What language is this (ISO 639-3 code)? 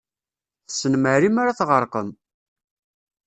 kab